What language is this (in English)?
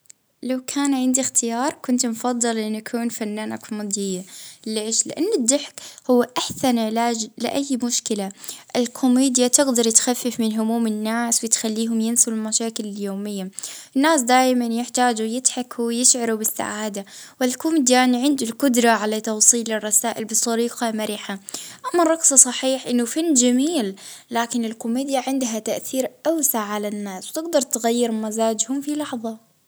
Libyan Arabic